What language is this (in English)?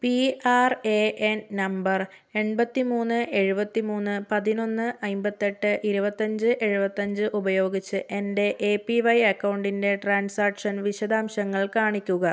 Malayalam